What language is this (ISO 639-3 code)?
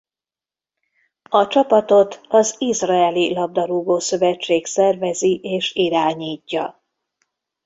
hun